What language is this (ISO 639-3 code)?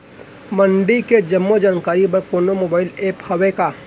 hne